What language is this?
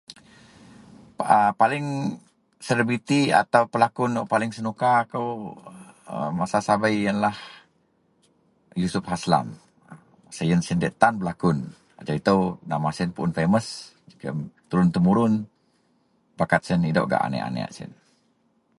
Central Melanau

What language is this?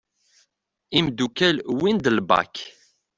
Kabyle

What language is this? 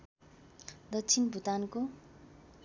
Nepali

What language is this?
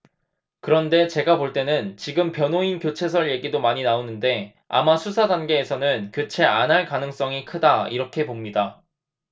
Korean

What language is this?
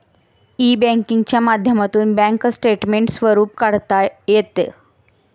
Marathi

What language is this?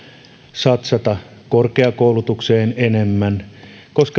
Finnish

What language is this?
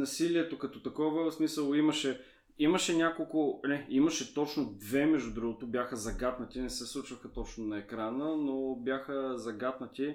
Bulgarian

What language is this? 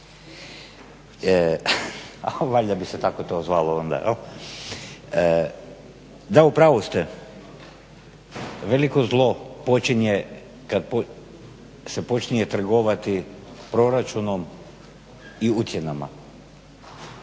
Croatian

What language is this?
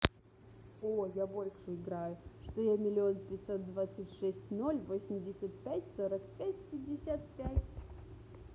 Russian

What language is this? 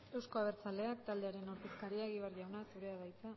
Basque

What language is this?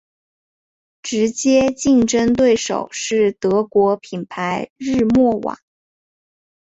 Chinese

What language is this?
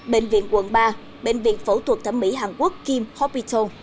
Vietnamese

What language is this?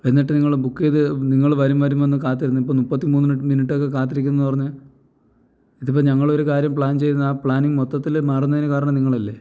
Malayalam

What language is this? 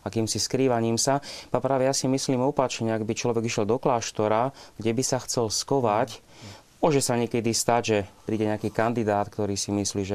Slovak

